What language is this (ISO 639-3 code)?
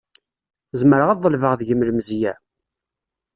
kab